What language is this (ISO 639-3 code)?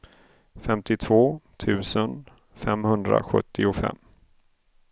swe